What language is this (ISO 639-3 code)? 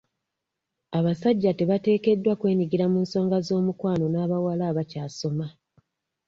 lug